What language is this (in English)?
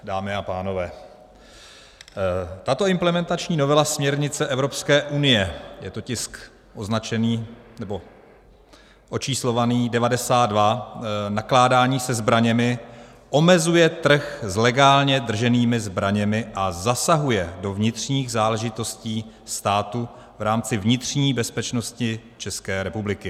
Czech